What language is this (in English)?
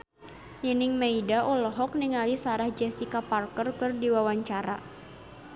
Sundanese